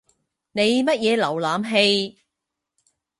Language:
Cantonese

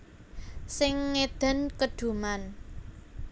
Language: Javanese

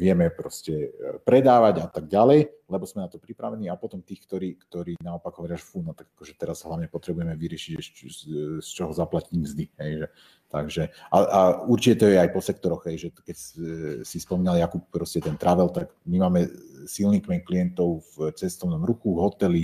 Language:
Slovak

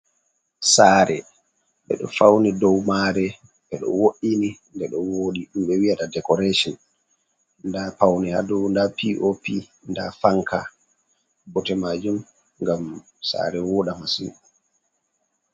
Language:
Fula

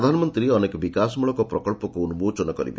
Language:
Odia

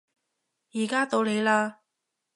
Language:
Cantonese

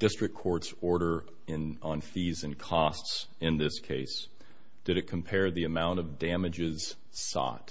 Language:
English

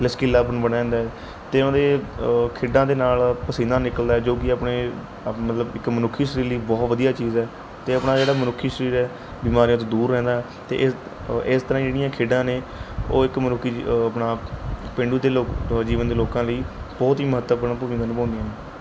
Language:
Punjabi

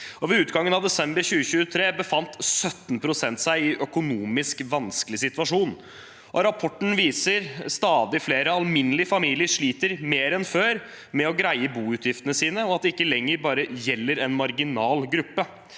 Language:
Norwegian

